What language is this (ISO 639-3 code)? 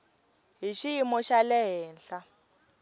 tso